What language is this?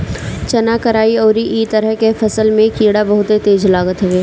Bhojpuri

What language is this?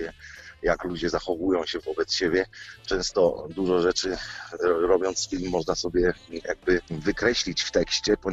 Polish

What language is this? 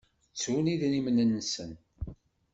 Kabyle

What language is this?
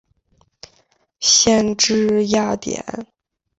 Chinese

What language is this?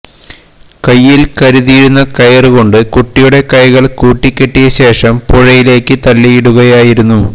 Malayalam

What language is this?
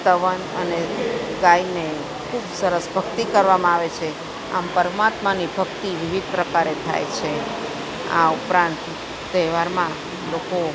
Gujarati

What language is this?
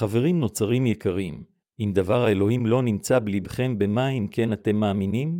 Hebrew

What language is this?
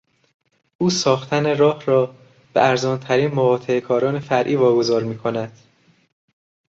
Persian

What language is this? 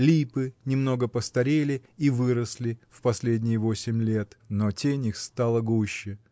Russian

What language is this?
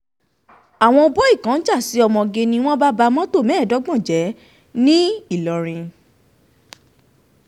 Yoruba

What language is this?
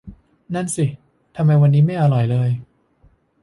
Thai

